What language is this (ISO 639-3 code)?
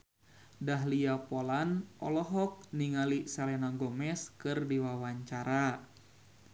sun